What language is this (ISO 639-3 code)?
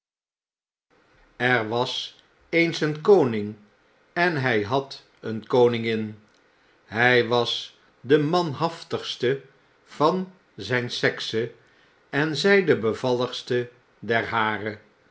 nld